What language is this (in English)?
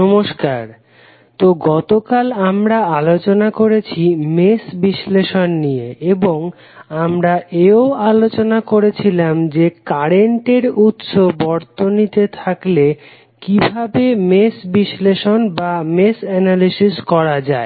Bangla